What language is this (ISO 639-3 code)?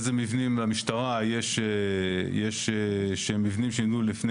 heb